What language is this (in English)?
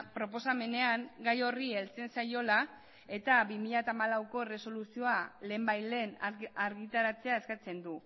Basque